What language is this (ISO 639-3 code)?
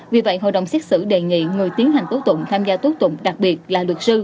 vie